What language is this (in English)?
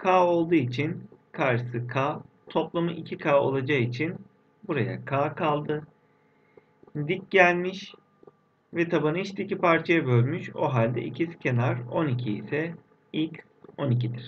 Turkish